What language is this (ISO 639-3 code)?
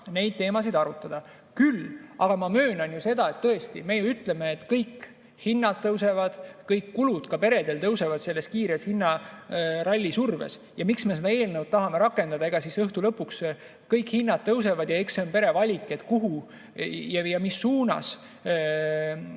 est